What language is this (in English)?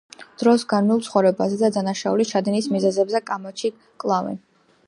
Georgian